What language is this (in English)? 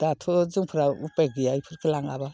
Bodo